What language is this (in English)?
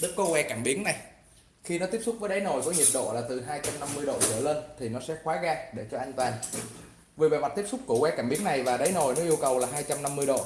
Vietnamese